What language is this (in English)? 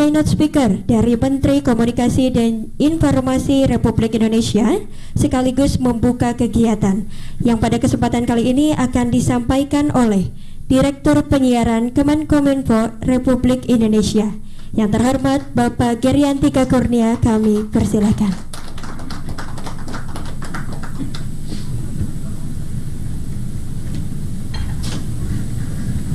Indonesian